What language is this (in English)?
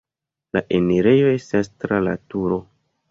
Esperanto